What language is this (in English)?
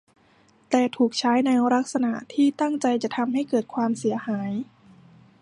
Thai